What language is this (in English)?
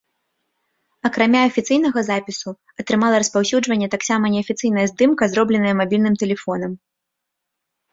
Belarusian